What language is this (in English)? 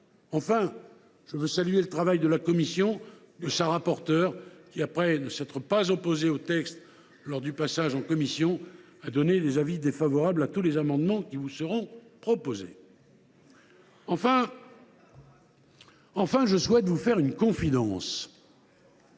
French